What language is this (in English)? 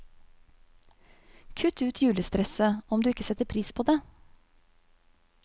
Norwegian